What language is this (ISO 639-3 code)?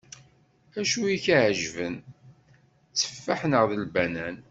kab